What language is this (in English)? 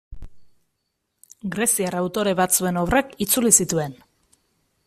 Basque